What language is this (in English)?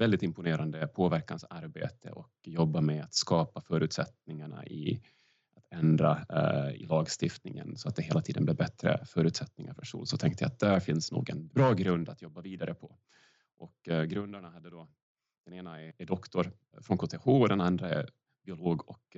Swedish